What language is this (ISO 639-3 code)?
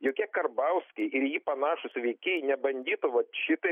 lit